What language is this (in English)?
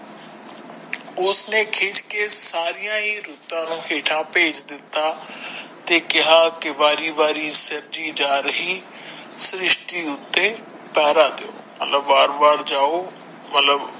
Punjabi